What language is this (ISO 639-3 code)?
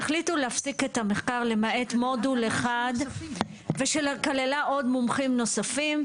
heb